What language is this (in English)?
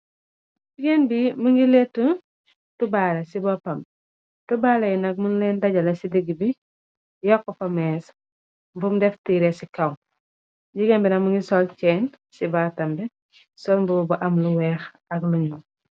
Wolof